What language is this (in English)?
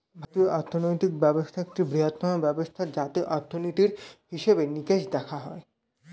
Bangla